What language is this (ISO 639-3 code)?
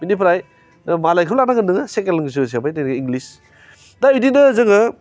brx